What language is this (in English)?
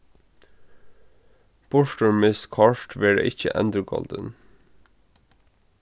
Faroese